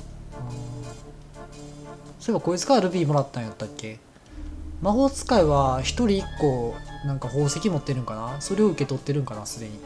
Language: Japanese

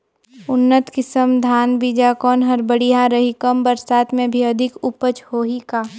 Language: Chhattisgarhi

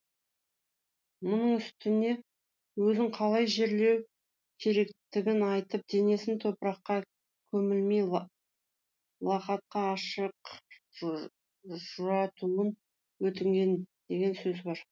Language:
Kazakh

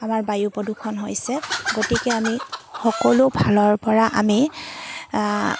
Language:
Assamese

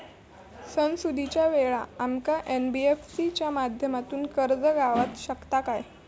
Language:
Marathi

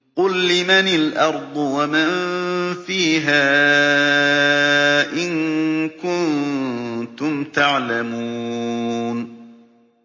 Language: Arabic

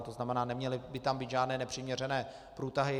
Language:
Czech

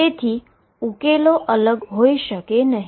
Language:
Gujarati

